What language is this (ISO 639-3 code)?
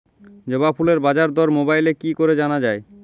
ben